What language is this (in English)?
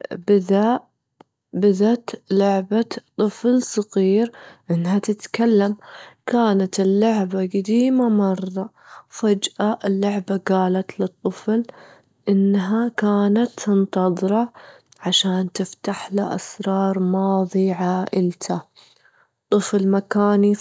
Gulf Arabic